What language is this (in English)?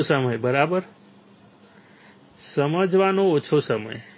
Gujarati